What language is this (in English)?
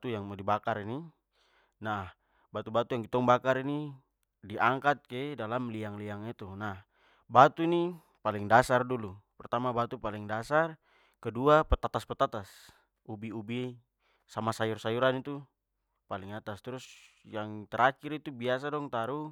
Papuan Malay